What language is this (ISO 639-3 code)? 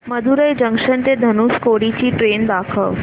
mar